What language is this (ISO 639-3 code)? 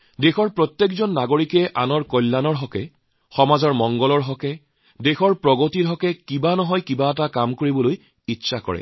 asm